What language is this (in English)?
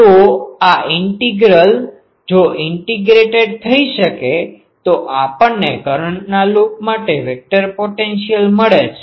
Gujarati